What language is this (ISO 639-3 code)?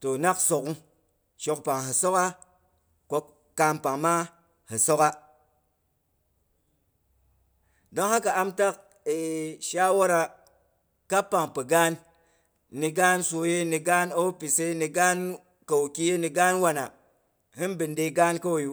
bux